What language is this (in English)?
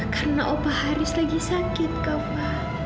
Indonesian